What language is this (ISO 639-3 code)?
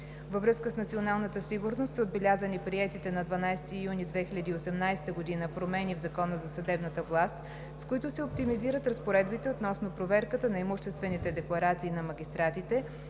bul